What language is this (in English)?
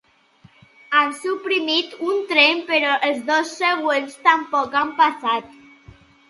Catalan